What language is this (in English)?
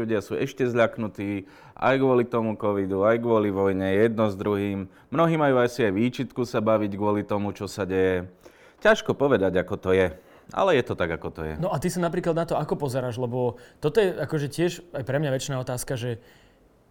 Slovak